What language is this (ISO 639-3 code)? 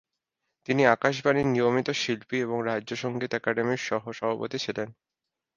ben